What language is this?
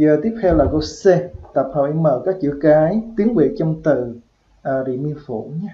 Vietnamese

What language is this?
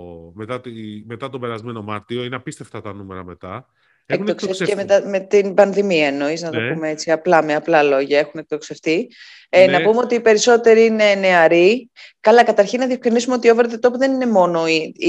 Greek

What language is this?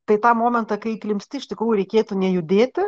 Lithuanian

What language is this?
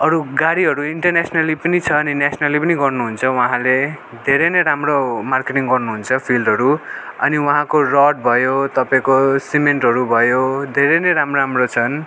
Nepali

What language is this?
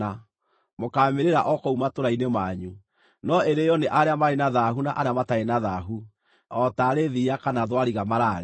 Kikuyu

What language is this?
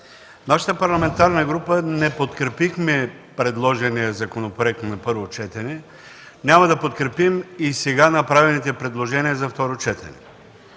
Bulgarian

